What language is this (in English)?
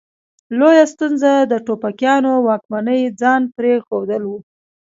Pashto